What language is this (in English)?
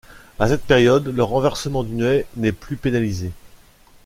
French